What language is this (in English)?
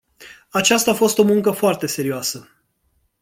Romanian